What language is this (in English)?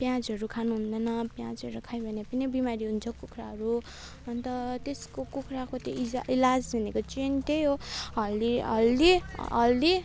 Nepali